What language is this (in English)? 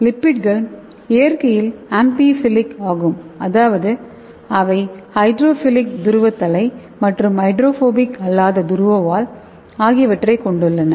Tamil